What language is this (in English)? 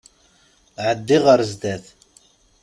Kabyle